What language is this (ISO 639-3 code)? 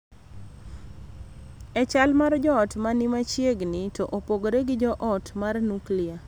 luo